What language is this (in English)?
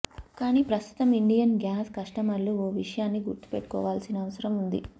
Telugu